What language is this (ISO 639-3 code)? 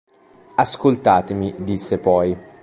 ita